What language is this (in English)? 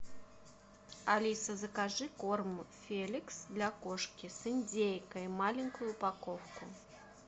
Russian